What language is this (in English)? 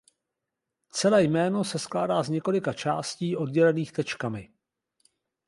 Czech